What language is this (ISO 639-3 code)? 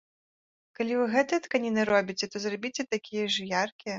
bel